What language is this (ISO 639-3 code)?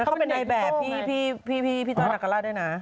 tha